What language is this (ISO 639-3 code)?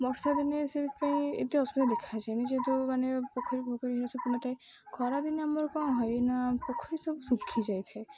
ori